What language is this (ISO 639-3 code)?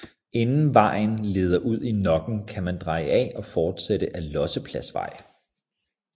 dan